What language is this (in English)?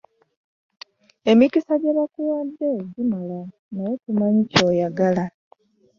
Ganda